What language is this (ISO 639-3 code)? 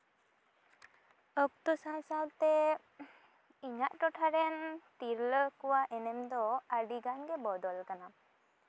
sat